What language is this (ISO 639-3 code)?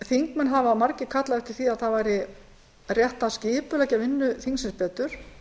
isl